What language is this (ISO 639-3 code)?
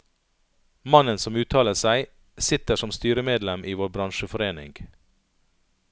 nor